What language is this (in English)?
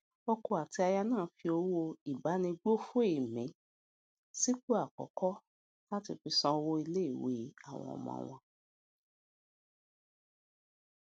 Yoruba